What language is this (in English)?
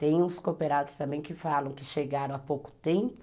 Portuguese